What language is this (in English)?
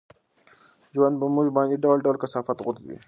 Pashto